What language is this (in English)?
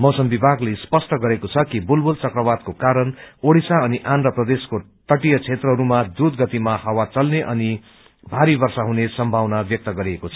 Nepali